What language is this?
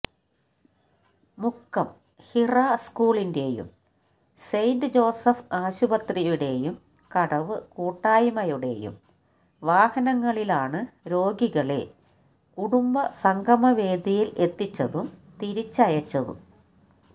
Malayalam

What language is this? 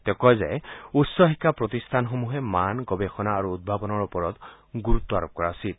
Assamese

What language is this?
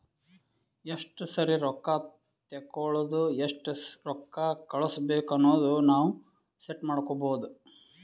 Kannada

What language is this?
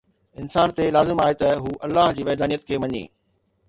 Sindhi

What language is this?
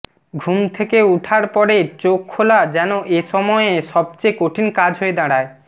Bangla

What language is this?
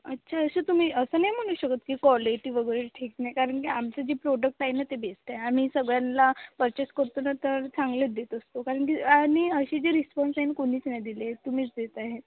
Marathi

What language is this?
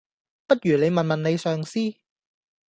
Cantonese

